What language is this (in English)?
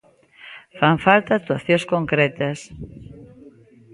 Galician